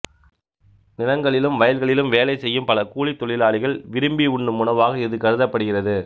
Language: Tamil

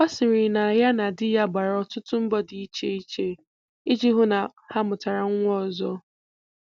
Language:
Igbo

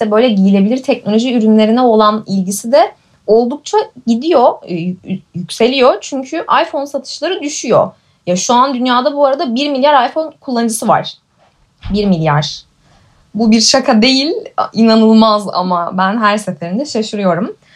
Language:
Turkish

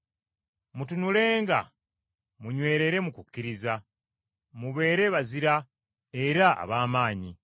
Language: Ganda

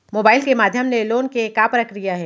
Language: Chhattisgarhi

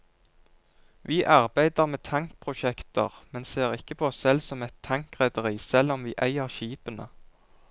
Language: Norwegian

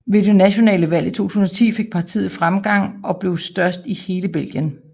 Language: Danish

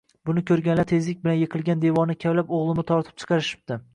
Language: Uzbek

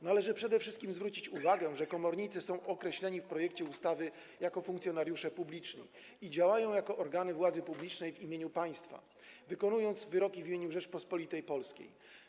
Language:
Polish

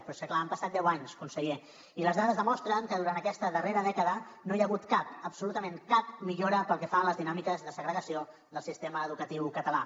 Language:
Catalan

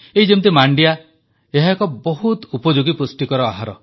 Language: Odia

